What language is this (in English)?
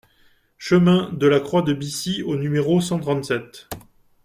French